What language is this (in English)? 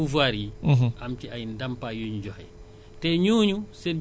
Wolof